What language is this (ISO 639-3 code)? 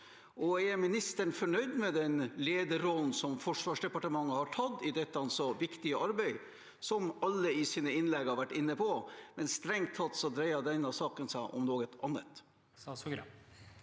nor